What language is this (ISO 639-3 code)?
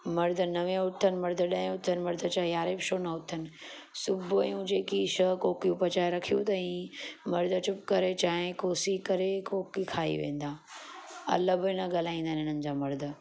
snd